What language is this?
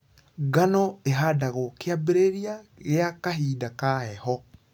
Kikuyu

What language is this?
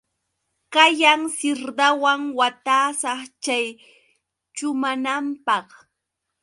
Yauyos Quechua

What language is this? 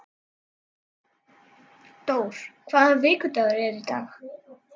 Icelandic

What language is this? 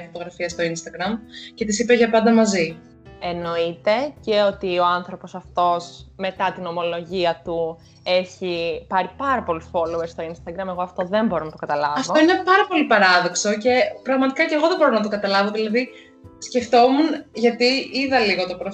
Greek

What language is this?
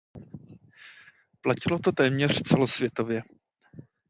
Czech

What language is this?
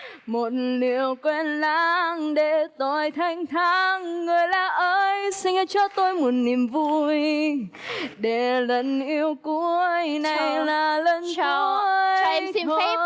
Vietnamese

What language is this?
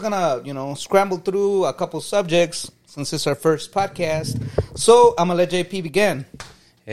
Spanish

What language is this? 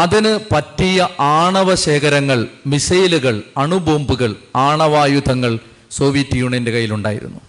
Malayalam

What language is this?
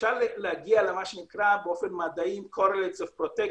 Hebrew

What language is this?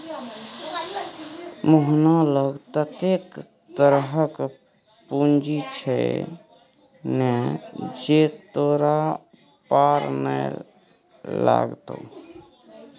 Maithili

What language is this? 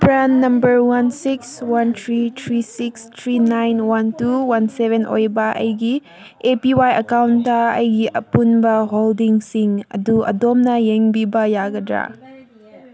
Manipuri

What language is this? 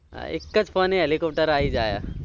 Gujarati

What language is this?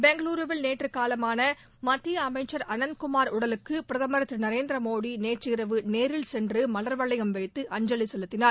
Tamil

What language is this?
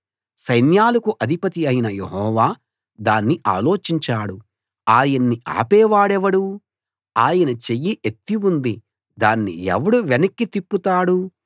Telugu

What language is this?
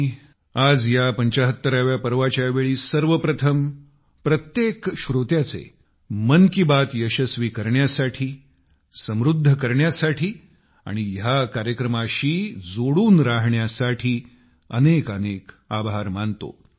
Marathi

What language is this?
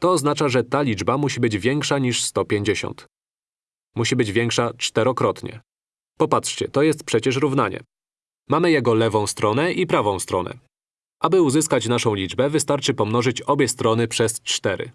Polish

